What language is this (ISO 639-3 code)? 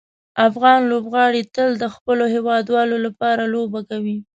pus